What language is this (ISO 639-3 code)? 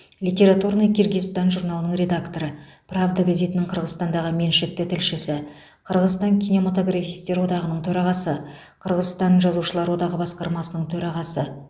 kaz